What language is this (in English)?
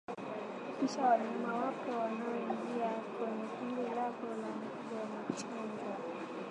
Swahili